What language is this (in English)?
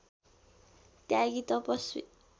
Nepali